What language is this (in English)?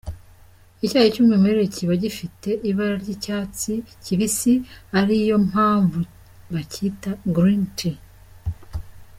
Kinyarwanda